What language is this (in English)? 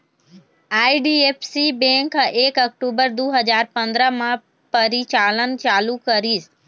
Chhattisgarhi